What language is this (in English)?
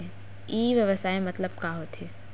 Chhattisgarhi